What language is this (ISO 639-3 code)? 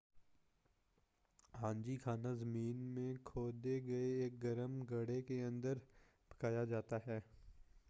urd